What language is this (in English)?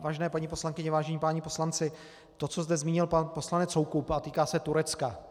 Czech